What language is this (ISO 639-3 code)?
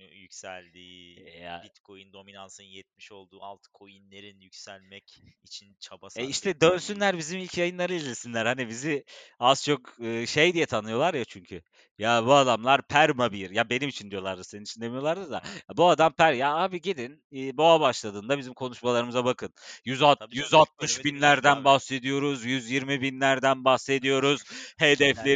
tur